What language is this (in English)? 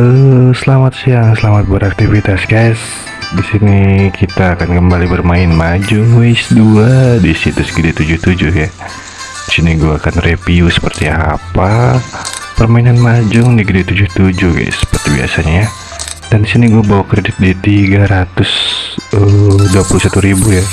Indonesian